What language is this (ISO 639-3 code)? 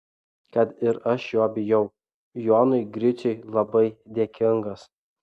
lit